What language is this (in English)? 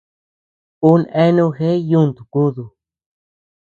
Tepeuxila Cuicatec